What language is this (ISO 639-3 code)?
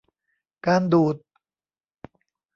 tha